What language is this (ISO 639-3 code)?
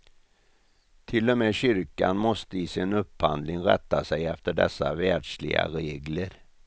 swe